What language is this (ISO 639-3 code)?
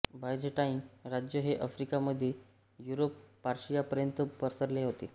mar